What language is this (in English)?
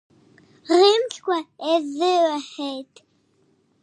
Abkhazian